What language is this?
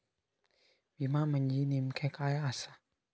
Marathi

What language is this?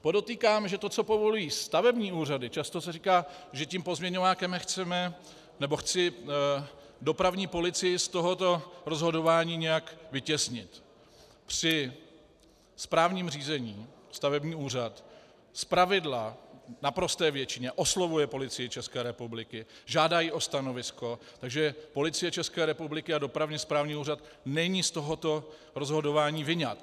Czech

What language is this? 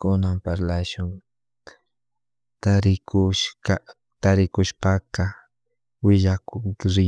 Chimborazo Highland Quichua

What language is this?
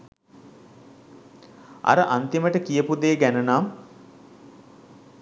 Sinhala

